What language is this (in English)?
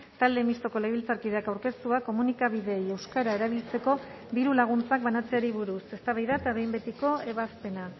Basque